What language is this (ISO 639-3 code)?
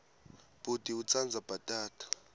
ssw